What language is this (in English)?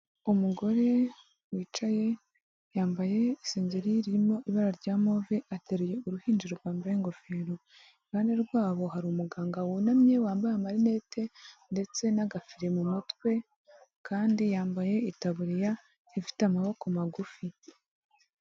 Kinyarwanda